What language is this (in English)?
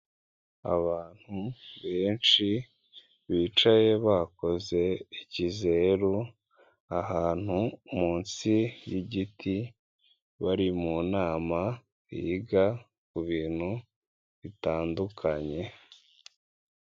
Kinyarwanda